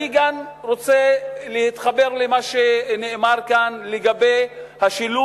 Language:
Hebrew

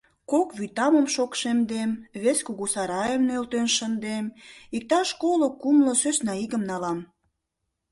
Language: Mari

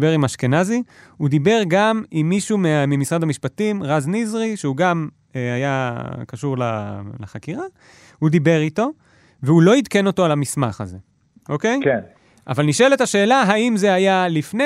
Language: Hebrew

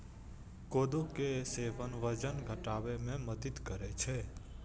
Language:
Maithili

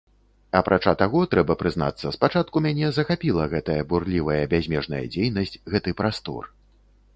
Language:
Belarusian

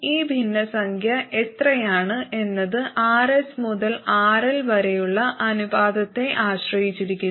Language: Malayalam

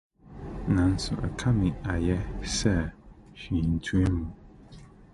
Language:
Akan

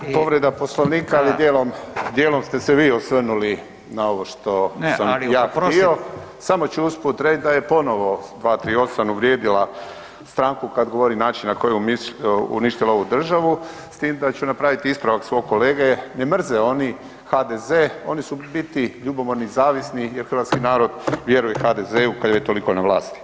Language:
Croatian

